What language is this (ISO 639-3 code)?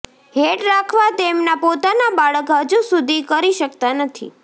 guj